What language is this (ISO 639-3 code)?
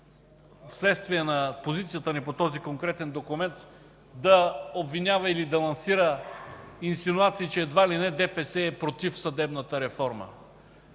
bul